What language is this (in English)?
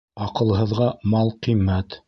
Bashkir